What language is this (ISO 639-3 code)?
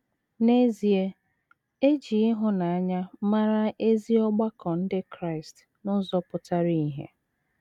ibo